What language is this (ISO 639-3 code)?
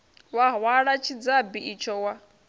ven